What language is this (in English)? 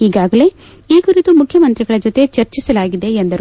Kannada